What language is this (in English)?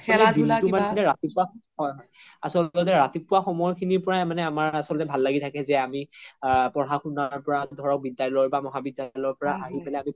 Assamese